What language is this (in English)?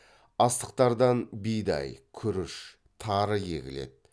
Kazakh